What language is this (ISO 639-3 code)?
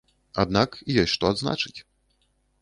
bel